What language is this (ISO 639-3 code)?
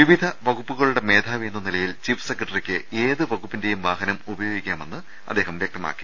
mal